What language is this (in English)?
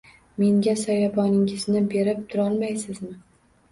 Uzbek